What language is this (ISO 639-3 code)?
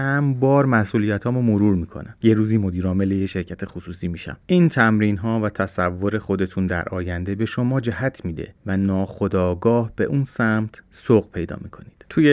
fas